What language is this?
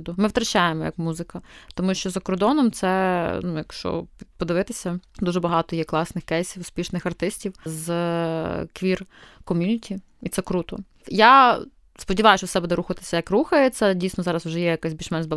Ukrainian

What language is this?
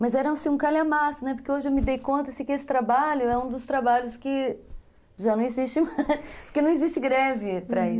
Portuguese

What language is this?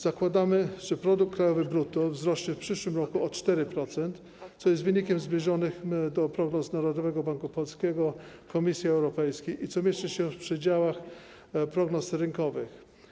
Polish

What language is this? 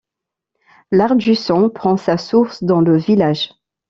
French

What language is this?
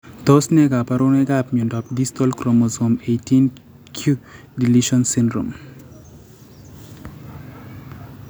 Kalenjin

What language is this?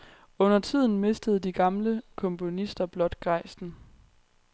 Danish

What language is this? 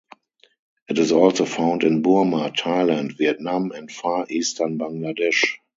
English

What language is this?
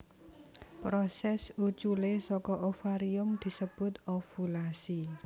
Javanese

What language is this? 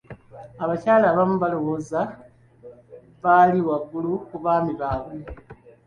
Ganda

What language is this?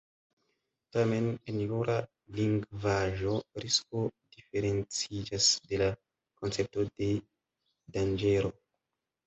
Esperanto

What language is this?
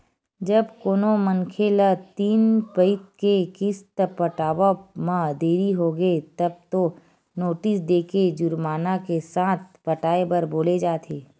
Chhattisgarhi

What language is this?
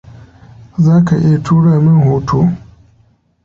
Hausa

